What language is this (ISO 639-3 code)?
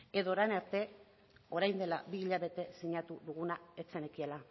eus